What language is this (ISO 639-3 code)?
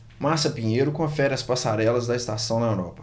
por